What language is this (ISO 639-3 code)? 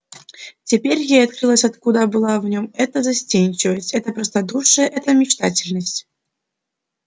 rus